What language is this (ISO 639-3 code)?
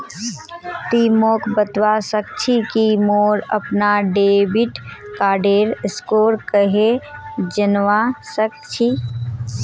mag